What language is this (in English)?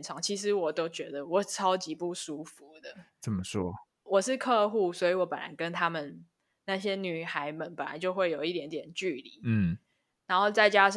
Chinese